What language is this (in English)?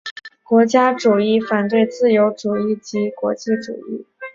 Chinese